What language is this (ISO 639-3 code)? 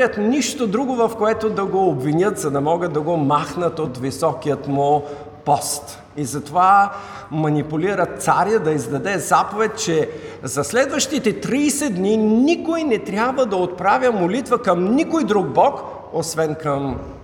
bul